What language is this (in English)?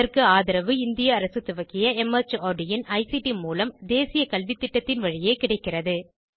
Tamil